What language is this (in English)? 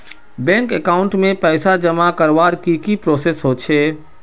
Magahi